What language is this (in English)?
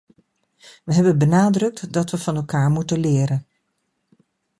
Dutch